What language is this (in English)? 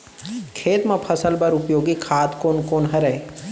Chhattisgarhi